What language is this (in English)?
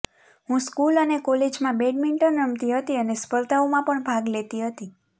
Gujarati